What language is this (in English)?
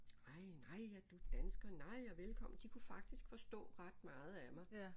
Danish